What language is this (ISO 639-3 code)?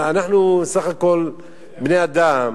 heb